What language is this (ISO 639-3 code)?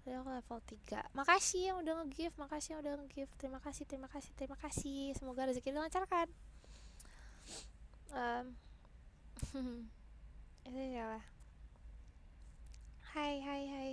ind